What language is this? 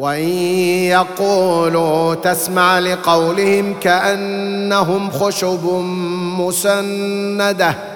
Arabic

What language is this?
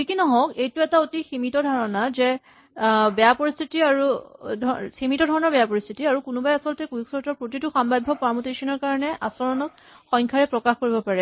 Assamese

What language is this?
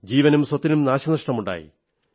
Malayalam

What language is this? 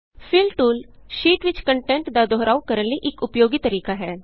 Punjabi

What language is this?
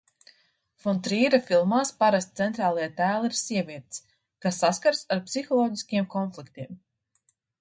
Latvian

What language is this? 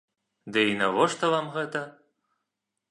Belarusian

